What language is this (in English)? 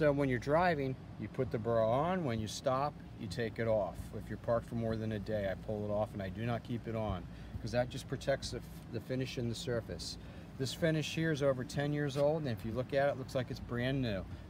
English